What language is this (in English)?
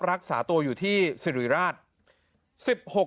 Thai